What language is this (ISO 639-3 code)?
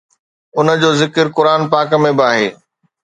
snd